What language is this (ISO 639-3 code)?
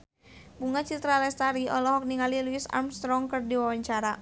sun